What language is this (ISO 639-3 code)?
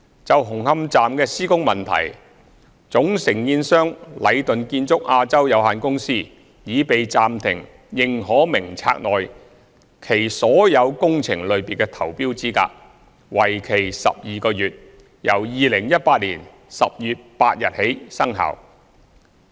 yue